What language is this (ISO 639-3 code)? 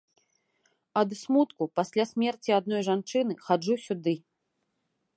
bel